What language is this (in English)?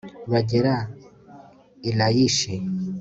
Kinyarwanda